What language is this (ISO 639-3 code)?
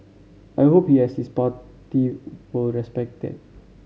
eng